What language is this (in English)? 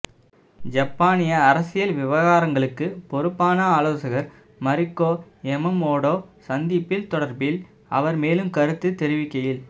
Tamil